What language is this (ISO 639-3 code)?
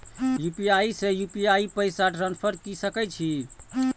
mai